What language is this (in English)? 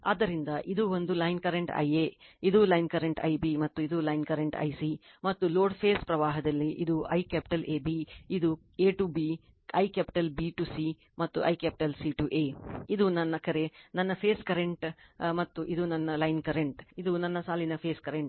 Kannada